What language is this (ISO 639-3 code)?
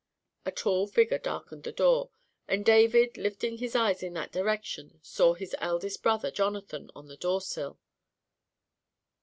eng